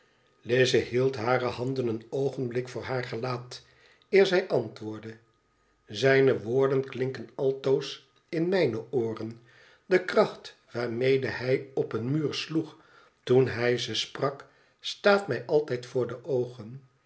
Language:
Dutch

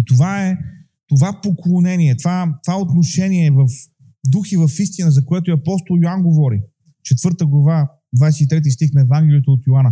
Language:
Bulgarian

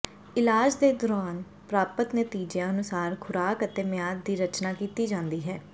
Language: Punjabi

